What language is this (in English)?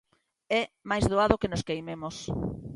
Galician